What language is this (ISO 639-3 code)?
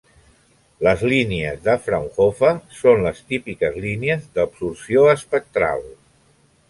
cat